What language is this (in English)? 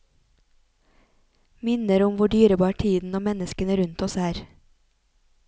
Norwegian